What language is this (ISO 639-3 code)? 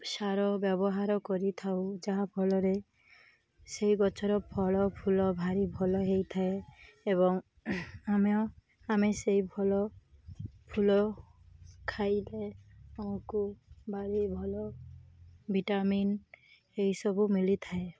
ori